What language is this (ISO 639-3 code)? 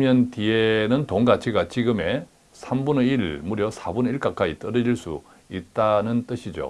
kor